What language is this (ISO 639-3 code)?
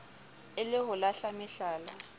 sot